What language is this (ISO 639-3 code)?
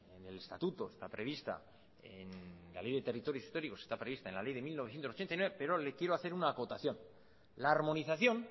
spa